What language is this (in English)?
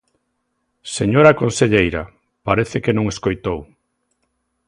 Galician